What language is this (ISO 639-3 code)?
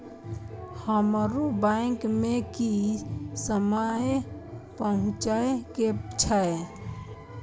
mai